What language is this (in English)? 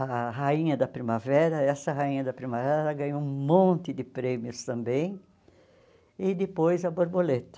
Portuguese